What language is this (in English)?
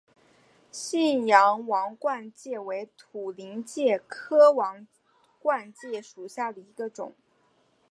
Chinese